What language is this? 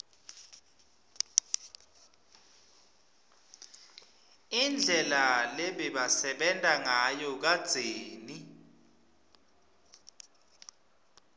Swati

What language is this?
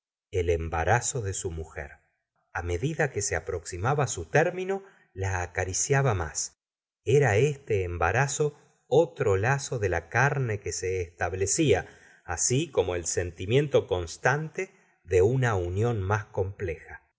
Spanish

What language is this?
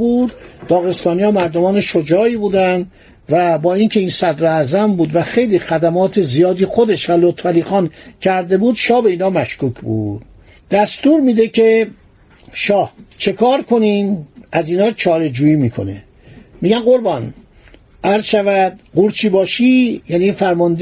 Persian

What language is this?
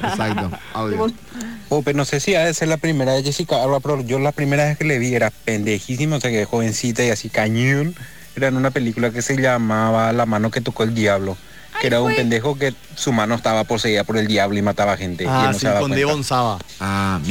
Spanish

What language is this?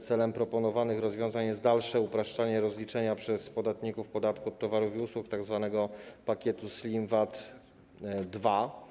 Polish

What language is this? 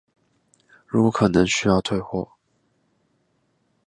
Chinese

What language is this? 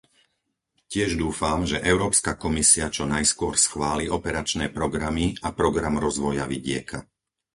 Slovak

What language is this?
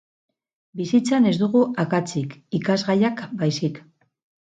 Basque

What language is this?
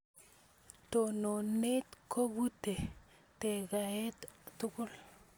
Kalenjin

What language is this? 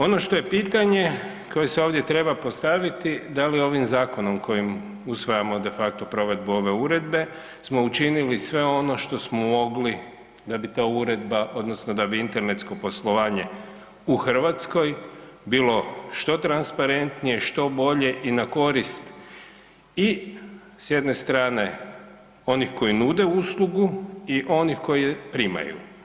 Croatian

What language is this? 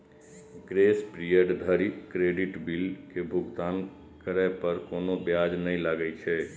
Maithili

